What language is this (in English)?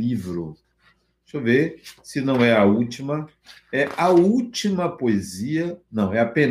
Portuguese